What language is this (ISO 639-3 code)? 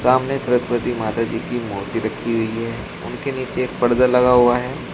hin